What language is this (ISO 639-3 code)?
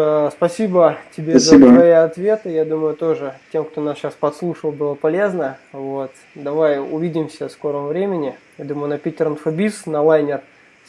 rus